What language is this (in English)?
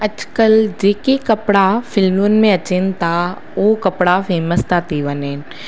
Sindhi